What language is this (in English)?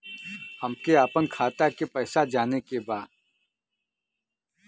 Bhojpuri